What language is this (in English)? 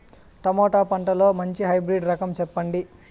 Telugu